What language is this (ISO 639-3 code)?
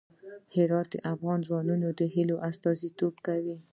pus